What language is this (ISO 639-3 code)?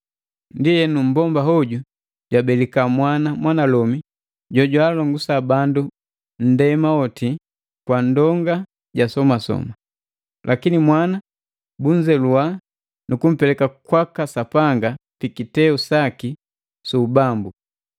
mgv